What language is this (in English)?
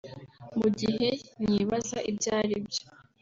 Kinyarwanda